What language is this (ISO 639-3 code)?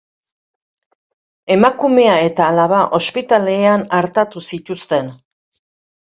eus